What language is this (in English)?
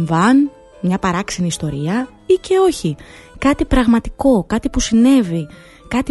Greek